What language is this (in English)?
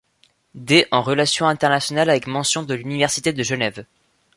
French